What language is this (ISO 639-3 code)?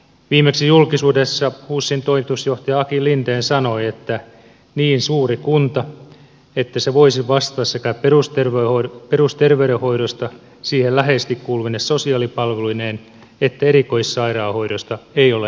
fin